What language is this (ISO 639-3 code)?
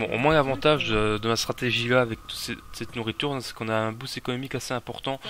fra